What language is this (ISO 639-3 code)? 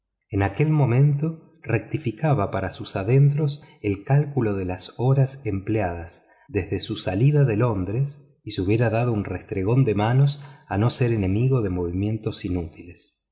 spa